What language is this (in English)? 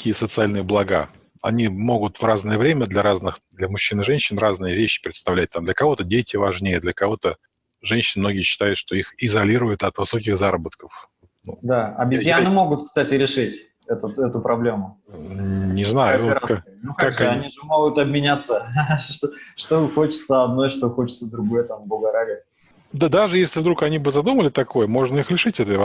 Russian